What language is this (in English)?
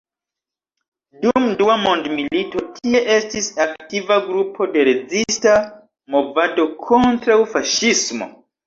Esperanto